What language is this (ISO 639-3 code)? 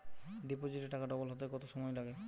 ben